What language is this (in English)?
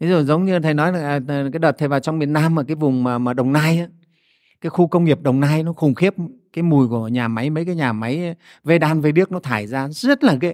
Vietnamese